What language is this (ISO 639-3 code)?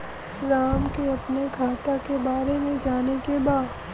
bho